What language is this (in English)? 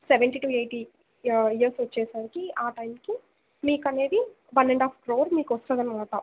Telugu